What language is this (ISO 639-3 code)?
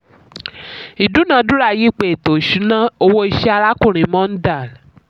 yor